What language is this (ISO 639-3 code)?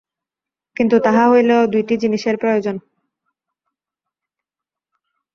ben